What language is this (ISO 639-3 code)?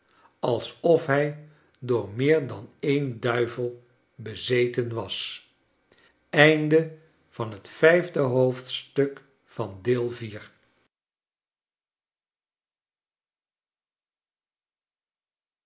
nld